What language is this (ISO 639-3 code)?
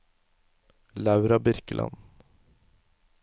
nor